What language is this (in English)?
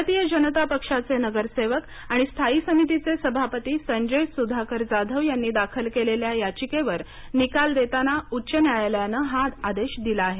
Marathi